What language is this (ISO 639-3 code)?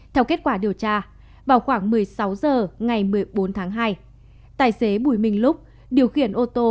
vie